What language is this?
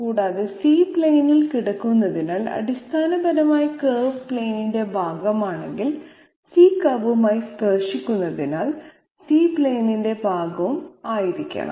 Malayalam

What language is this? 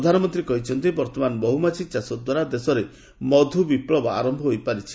Odia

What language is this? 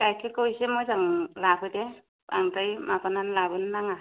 Bodo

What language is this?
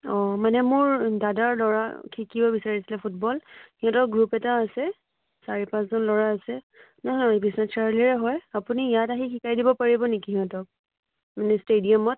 Assamese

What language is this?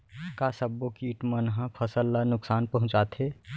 Chhattisgarhi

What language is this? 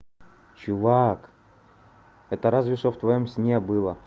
Russian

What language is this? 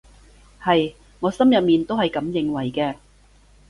Cantonese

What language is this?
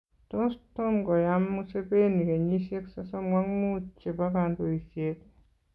Kalenjin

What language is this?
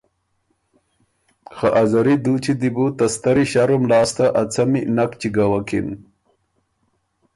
Ormuri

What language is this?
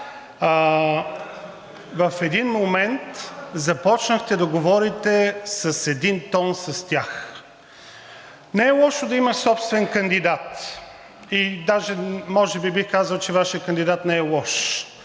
Bulgarian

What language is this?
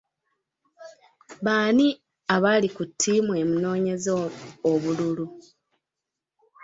Ganda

